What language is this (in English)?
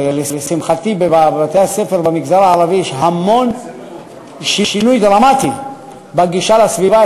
Hebrew